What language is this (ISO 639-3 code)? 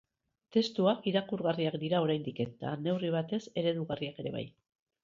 eus